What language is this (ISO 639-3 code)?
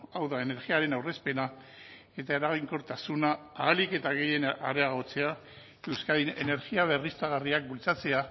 eus